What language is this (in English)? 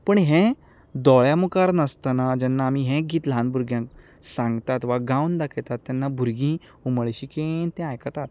Konkani